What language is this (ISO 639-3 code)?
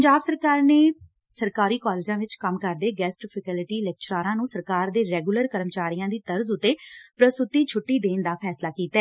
pan